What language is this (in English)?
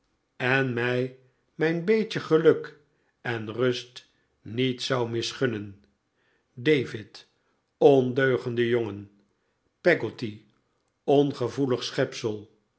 Dutch